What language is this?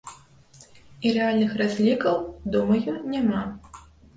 Belarusian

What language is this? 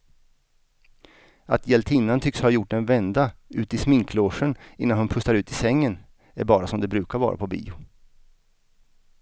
Swedish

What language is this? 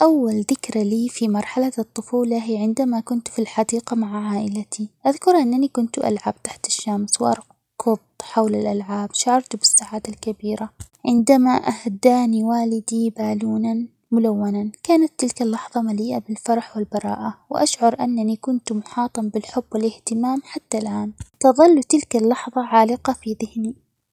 Omani Arabic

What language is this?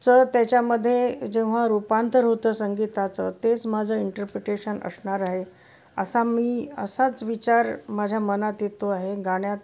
Marathi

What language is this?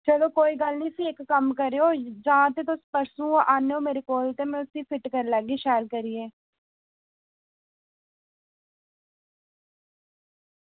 Dogri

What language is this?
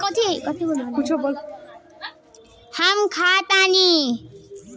Bhojpuri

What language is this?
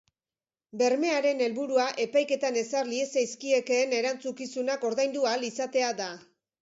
Basque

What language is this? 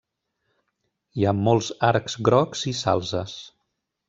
Catalan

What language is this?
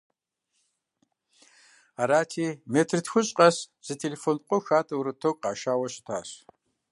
Kabardian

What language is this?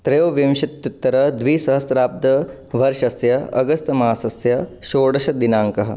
Sanskrit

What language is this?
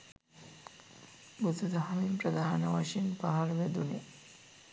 Sinhala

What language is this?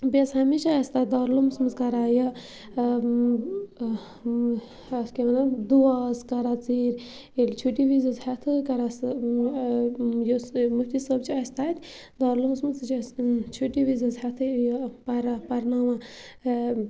Kashmiri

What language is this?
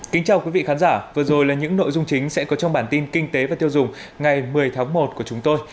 Vietnamese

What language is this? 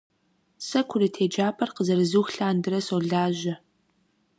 Kabardian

